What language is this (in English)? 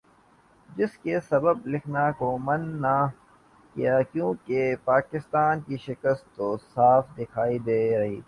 Urdu